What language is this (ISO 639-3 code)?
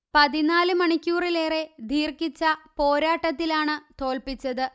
mal